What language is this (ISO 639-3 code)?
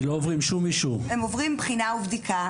heb